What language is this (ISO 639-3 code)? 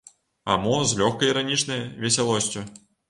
bel